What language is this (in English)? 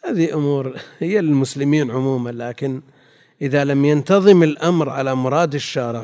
Arabic